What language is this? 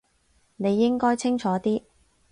Cantonese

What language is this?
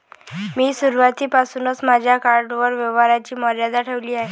Marathi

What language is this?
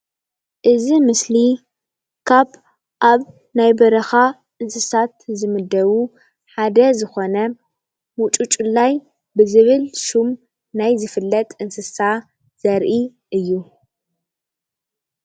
Tigrinya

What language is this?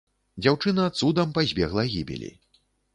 Belarusian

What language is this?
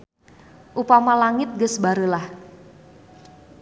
Sundanese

